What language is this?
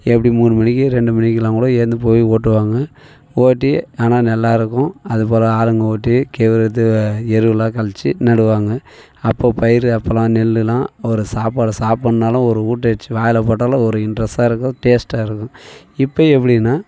Tamil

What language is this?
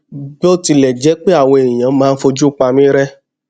Yoruba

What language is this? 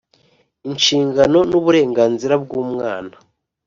Kinyarwanda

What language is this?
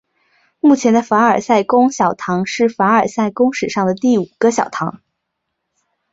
Chinese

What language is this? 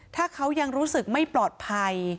Thai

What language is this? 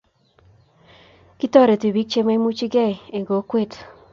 Kalenjin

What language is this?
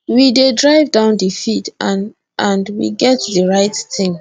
Nigerian Pidgin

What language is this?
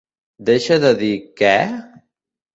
Catalan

